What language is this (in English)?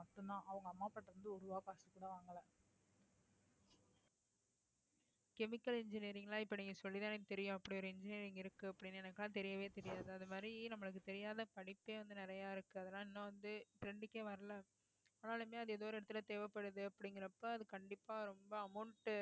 Tamil